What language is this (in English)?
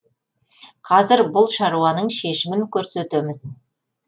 Kazakh